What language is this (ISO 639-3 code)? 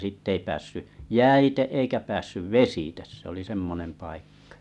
fin